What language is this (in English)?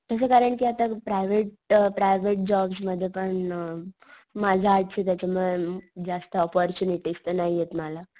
Marathi